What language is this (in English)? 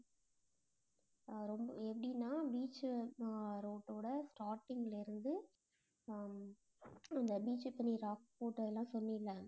Tamil